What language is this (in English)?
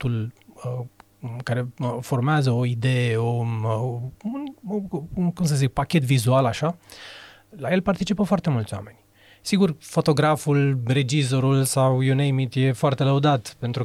Romanian